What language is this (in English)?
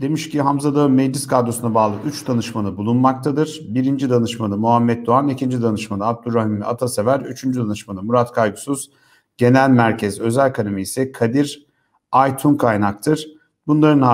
Turkish